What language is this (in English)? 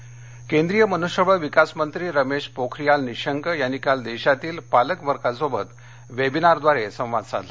Marathi